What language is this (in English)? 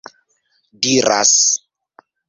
Esperanto